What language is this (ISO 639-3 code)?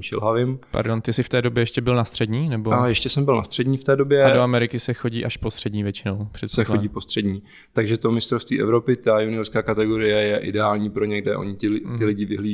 ces